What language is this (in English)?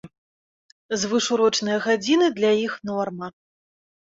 Belarusian